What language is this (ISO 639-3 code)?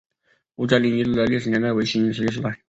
zho